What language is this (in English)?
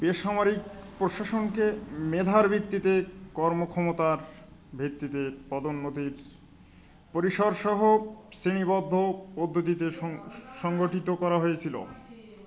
Bangla